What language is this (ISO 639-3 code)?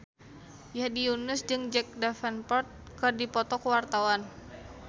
sun